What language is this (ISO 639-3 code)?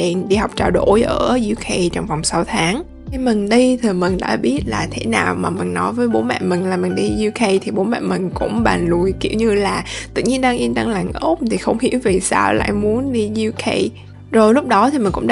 vie